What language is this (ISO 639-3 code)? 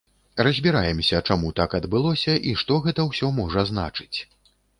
bel